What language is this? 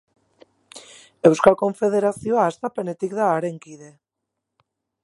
Basque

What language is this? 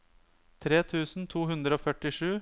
Norwegian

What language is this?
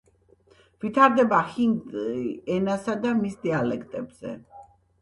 Georgian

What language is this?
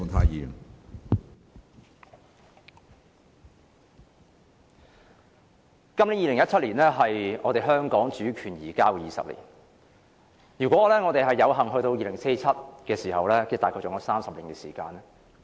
Cantonese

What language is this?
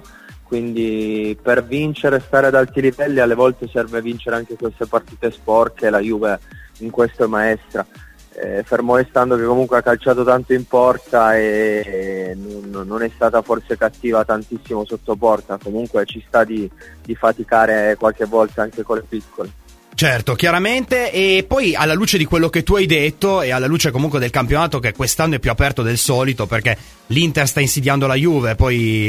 Italian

